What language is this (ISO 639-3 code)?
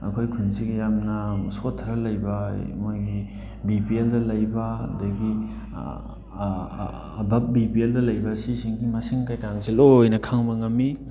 mni